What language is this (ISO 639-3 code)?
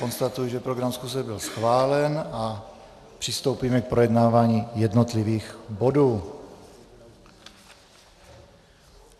ces